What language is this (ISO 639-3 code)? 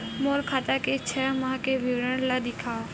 hne